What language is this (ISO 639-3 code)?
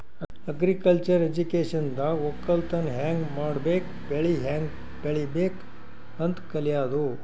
kan